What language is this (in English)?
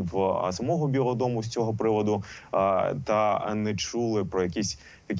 Ukrainian